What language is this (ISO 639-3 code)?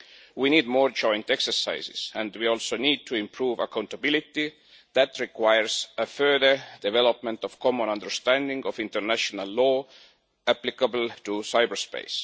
eng